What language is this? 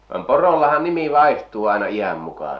Finnish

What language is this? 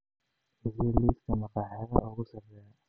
Somali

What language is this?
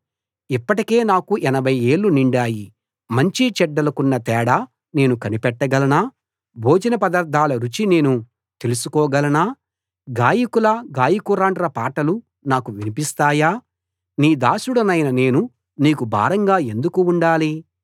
Telugu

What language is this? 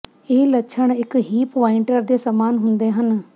Punjabi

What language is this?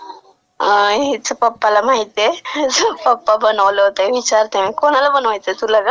Marathi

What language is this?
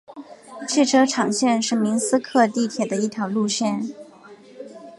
Chinese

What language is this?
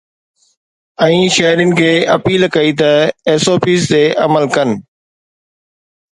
Sindhi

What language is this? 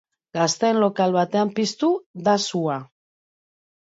Basque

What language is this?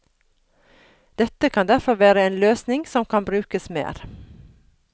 Norwegian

